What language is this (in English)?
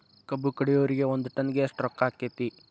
Kannada